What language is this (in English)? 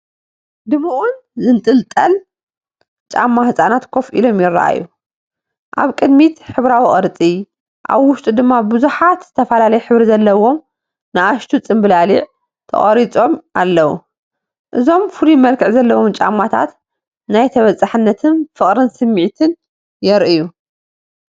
Tigrinya